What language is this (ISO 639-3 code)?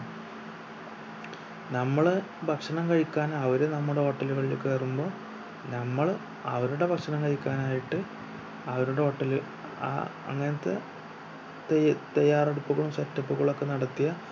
mal